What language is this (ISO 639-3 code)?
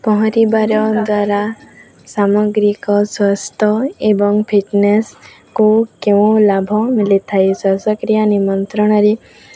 ori